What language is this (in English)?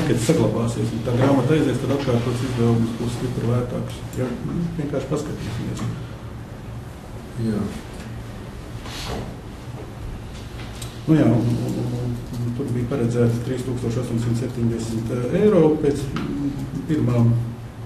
Latvian